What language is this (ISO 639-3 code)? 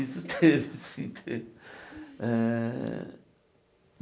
por